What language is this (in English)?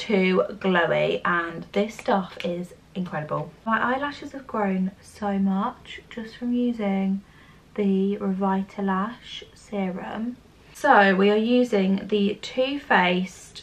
English